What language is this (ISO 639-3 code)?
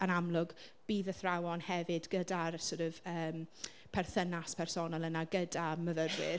cym